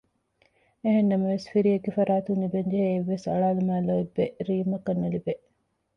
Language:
Divehi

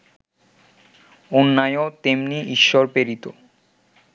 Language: Bangla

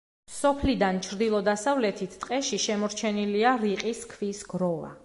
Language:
Georgian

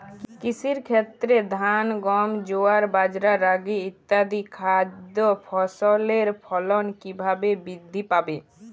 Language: Bangla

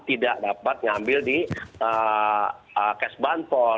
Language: Indonesian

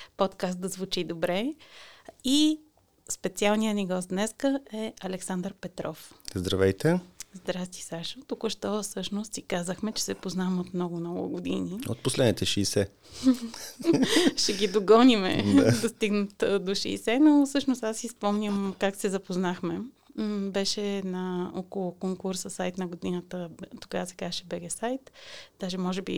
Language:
Bulgarian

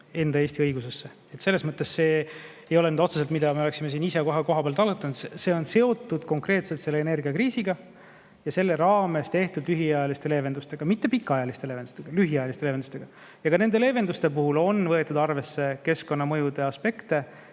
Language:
Estonian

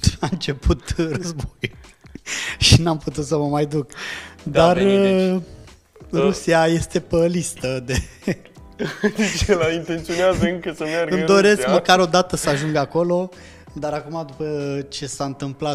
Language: Romanian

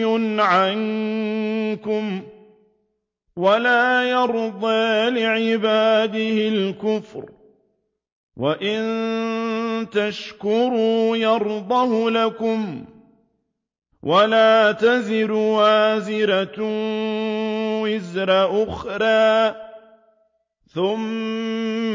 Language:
Arabic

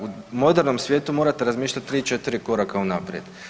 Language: Croatian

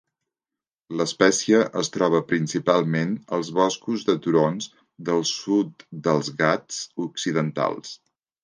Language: Catalan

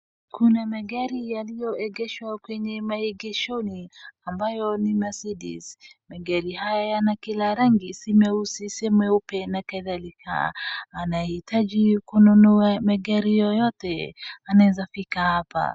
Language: Swahili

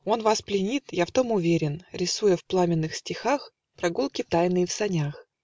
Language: Russian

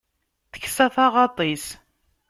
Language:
Kabyle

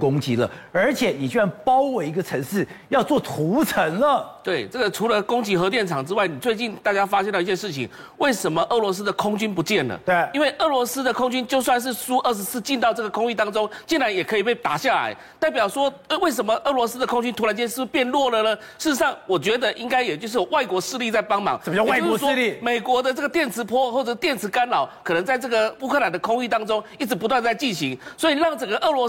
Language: Chinese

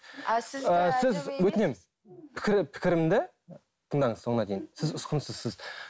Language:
Kazakh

